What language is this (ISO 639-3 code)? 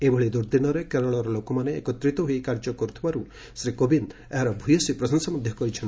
ori